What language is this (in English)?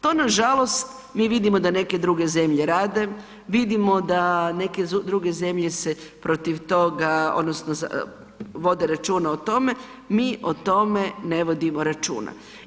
Croatian